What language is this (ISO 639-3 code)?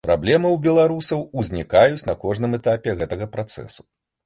bel